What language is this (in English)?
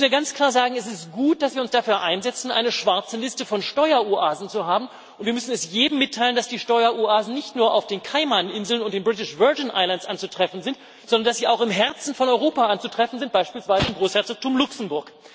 German